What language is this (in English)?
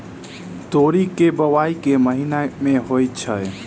Maithili